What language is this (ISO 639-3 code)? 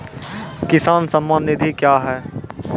mai